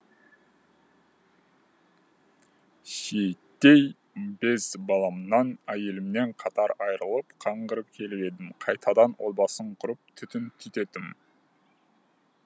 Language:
Kazakh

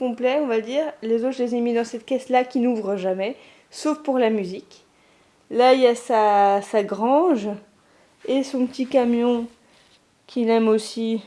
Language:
French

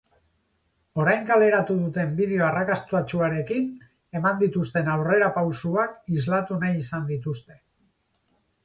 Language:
Basque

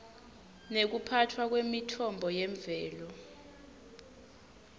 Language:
Swati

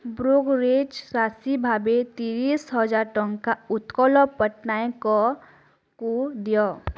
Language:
Odia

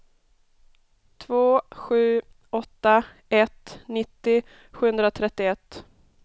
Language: Swedish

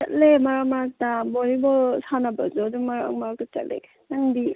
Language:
Manipuri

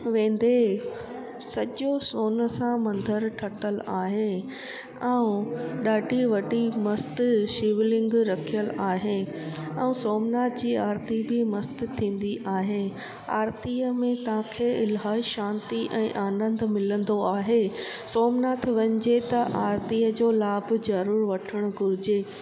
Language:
Sindhi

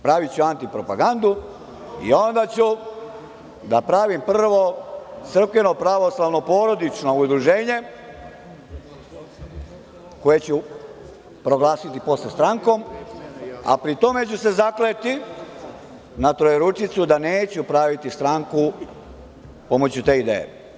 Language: Serbian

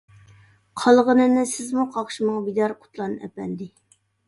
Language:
Uyghur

